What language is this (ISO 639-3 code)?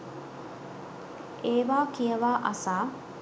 sin